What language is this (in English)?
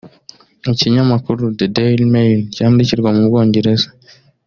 Kinyarwanda